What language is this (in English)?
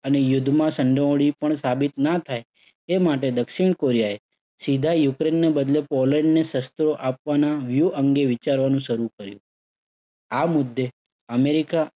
Gujarati